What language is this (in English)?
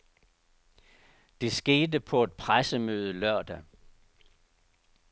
Danish